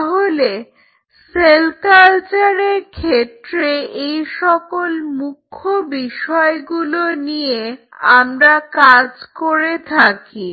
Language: Bangla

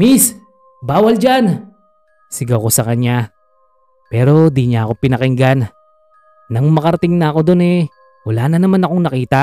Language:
Filipino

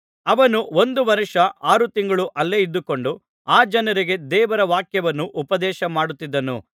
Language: Kannada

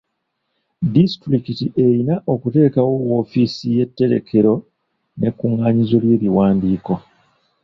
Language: Ganda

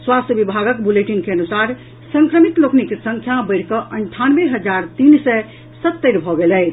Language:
Maithili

